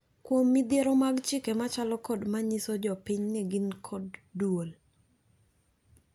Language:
Luo (Kenya and Tanzania)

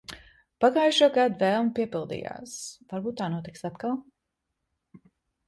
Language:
Latvian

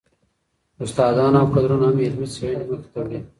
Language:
Pashto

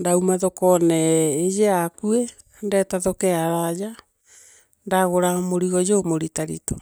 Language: Meru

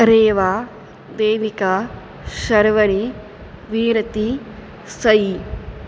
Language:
Sanskrit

